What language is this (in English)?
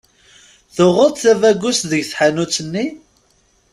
Kabyle